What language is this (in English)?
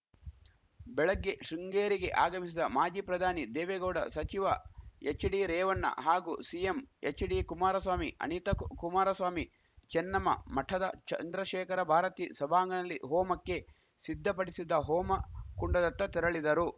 Kannada